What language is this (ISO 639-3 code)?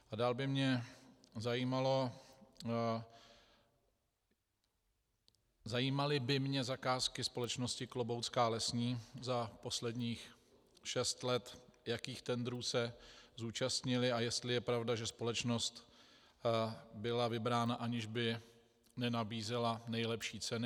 ces